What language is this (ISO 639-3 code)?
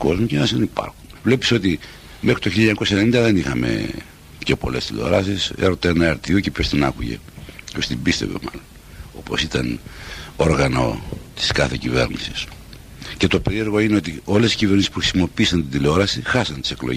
ell